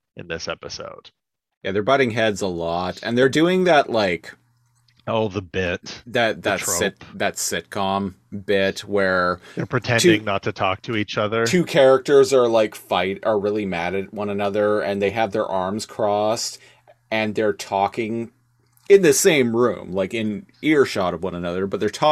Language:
English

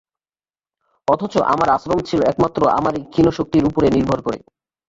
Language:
Bangla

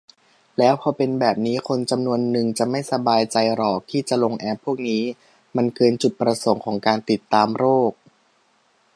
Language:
Thai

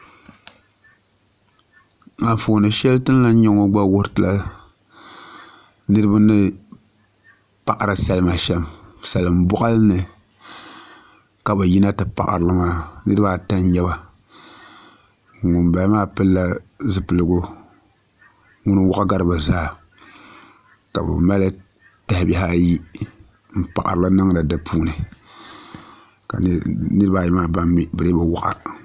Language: Dagbani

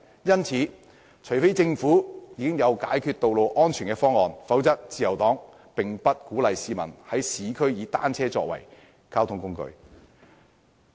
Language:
Cantonese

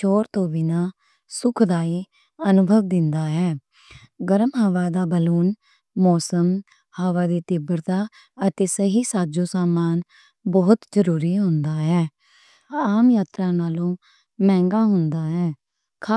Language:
Western Panjabi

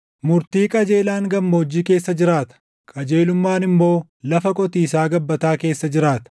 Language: Oromo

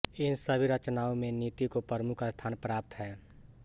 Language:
Hindi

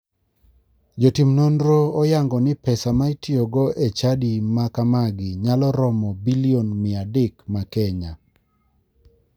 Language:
Luo (Kenya and Tanzania)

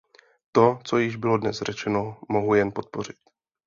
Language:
Czech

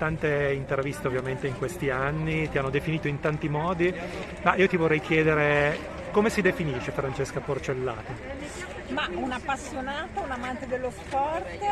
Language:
Italian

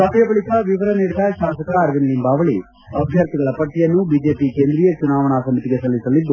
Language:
Kannada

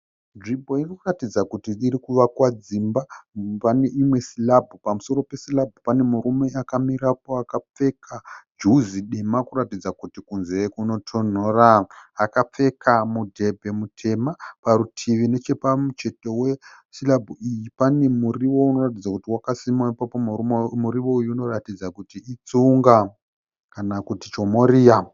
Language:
Shona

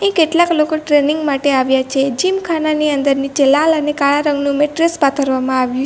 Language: Gujarati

